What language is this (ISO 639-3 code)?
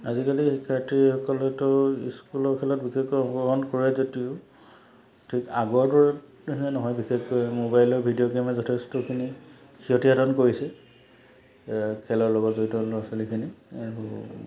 asm